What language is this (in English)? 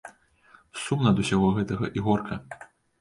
Belarusian